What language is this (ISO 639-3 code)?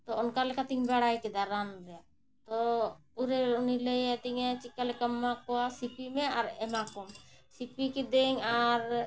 sat